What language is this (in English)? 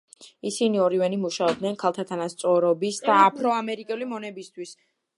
Georgian